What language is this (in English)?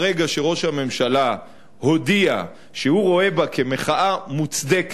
Hebrew